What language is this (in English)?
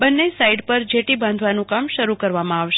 Gujarati